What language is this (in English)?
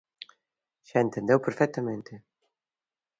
Galician